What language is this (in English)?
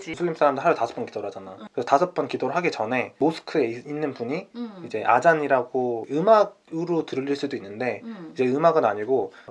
Korean